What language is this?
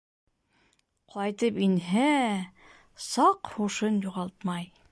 Bashkir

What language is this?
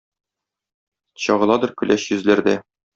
Tatar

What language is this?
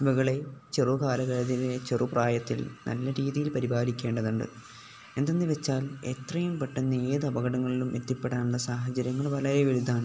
Malayalam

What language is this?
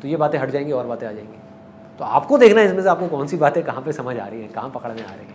Hindi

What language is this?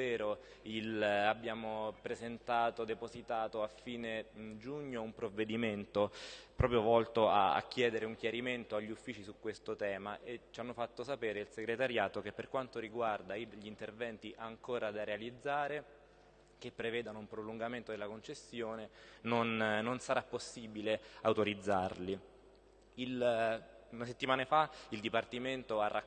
Italian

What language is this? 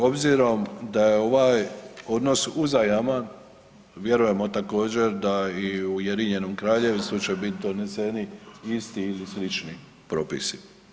Croatian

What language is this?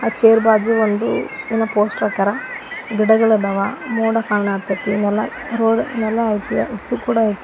Kannada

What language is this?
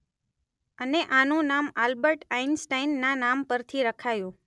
Gujarati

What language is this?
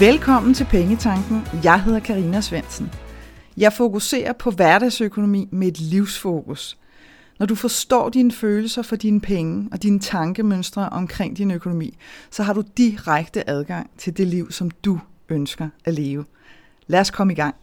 Danish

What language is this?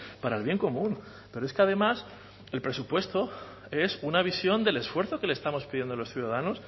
Spanish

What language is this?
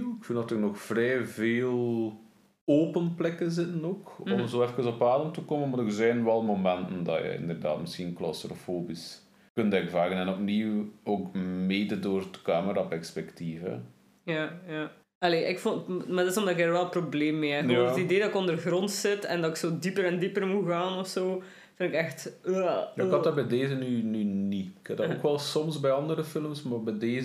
Dutch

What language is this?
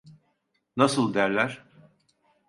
Turkish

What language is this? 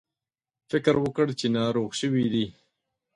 Pashto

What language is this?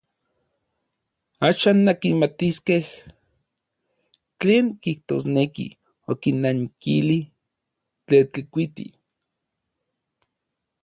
Orizaba Nahuatl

